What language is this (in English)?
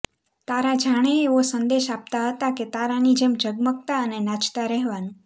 Gujarati